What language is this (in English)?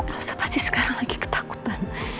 Indonesian